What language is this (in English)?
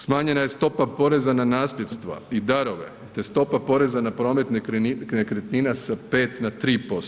Croatian